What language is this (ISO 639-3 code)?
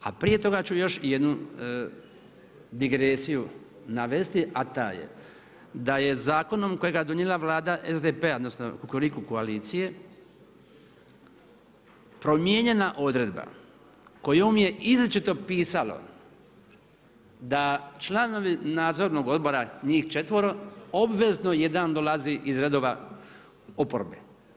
hrv